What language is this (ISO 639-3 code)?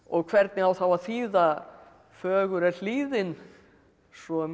isl